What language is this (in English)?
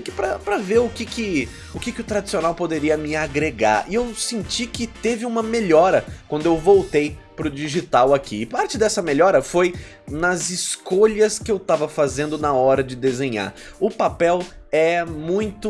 Portuguese